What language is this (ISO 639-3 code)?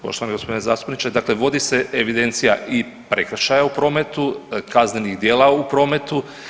hrv